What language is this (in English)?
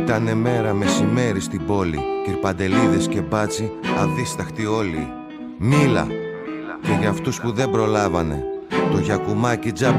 Greek